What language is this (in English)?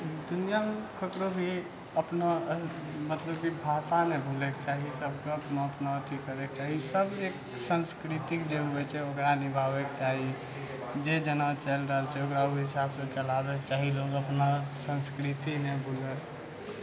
Maithili